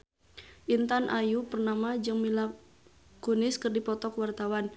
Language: Sundanese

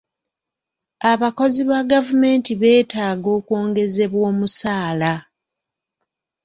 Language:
Ganda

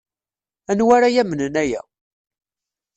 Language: Kabyle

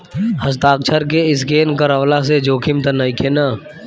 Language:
Bhojpuri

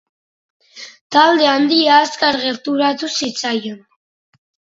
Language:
Basque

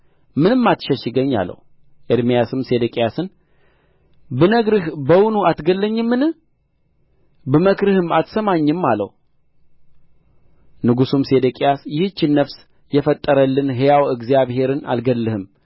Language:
Amharic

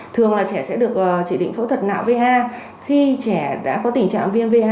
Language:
Vietnamese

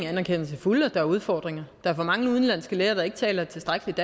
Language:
Danish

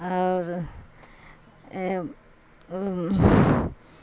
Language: Urdu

